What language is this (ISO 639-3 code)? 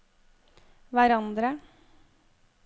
nor